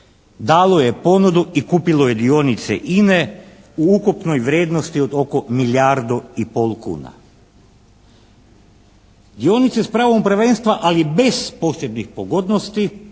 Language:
Croatian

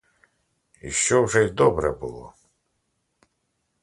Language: Ukrainian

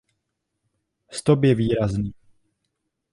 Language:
Czech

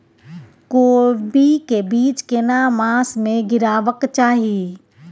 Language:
Maithili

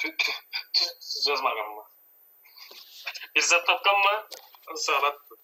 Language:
Turkish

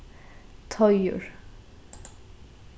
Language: Faroese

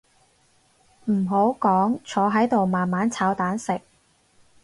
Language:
Cantonese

